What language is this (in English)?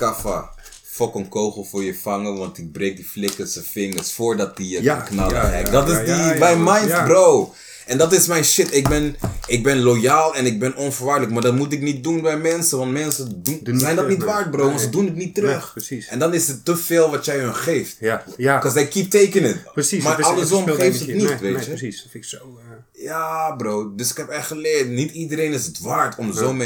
Dutch